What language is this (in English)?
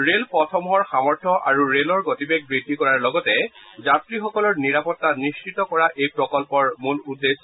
Assamese